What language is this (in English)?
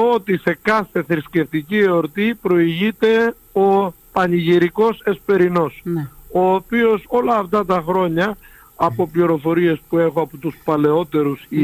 Greek